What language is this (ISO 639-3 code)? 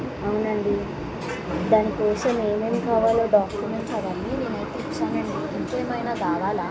tel